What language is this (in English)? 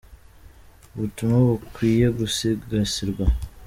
Kinyarwanda